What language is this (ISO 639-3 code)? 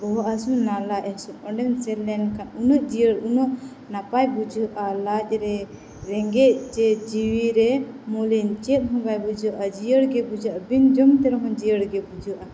sat